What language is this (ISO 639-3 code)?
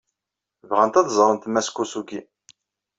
kab